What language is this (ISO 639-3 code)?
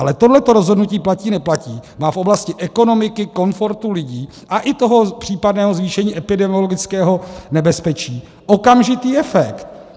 ces